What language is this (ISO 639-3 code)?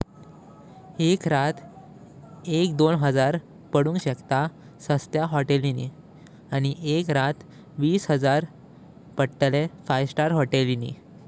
kok